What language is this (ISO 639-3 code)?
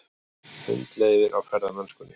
isl